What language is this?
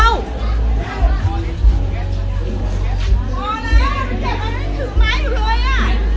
Thai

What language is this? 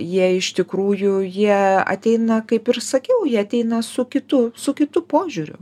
Lithuanian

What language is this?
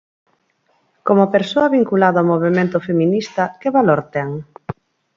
Galician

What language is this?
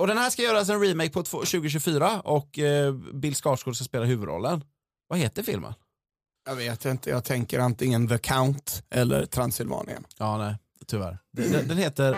Swedish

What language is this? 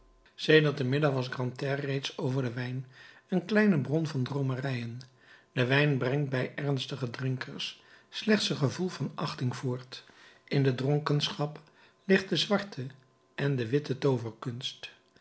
Dutch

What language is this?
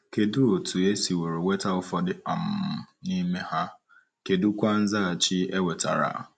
Igbo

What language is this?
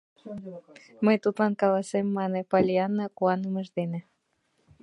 Mari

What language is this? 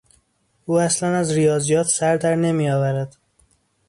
Persian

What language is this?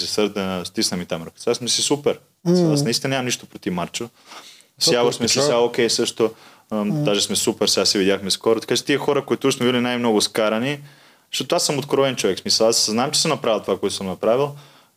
Bulgarian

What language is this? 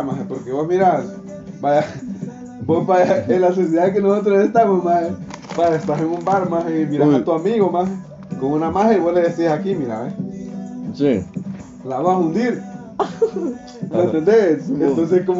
Spanish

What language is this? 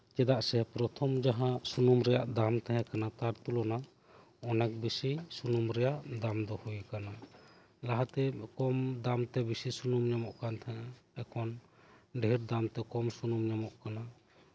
Santali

